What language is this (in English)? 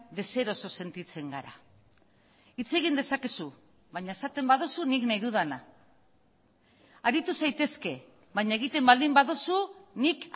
Basque